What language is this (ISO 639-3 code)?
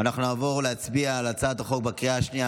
heb